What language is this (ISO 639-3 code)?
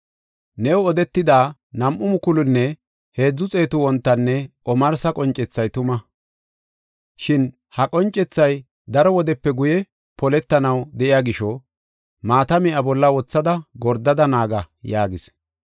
gof